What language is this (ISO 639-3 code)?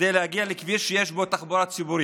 heb